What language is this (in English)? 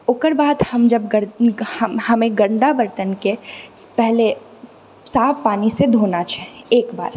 Maithili